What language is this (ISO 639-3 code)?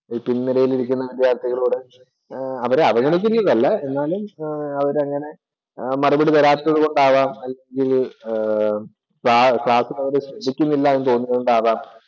mal